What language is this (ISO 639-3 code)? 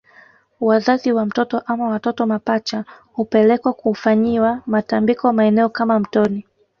swa